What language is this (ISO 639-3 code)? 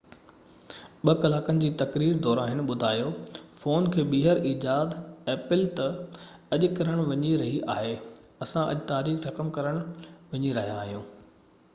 snd